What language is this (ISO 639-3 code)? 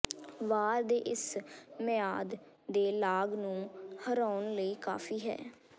pan